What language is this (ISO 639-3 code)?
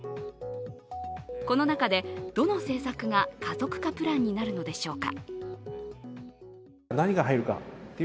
jpn